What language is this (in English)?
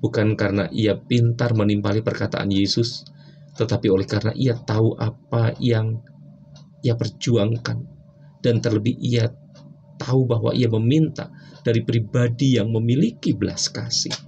Indonesian